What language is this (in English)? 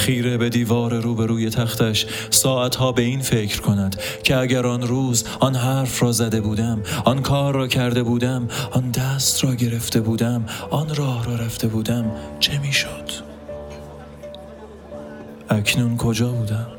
Persian